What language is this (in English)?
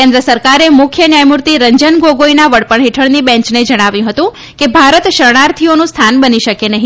Gujarati